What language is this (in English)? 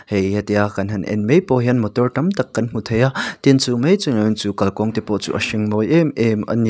Mizo